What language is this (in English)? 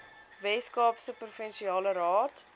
Afrikaans